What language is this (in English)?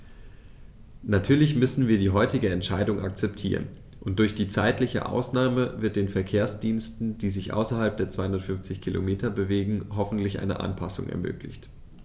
German